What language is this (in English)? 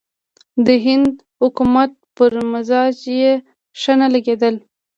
Pashto